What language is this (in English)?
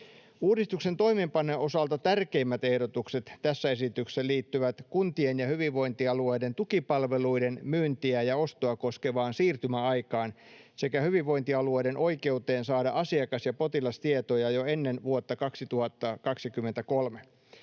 Finnish